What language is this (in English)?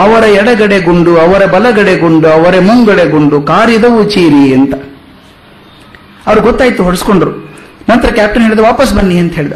Kannada